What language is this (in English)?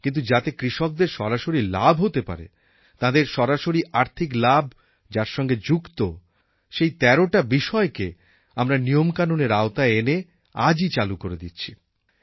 Bangla